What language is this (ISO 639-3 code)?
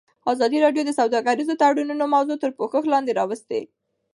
pus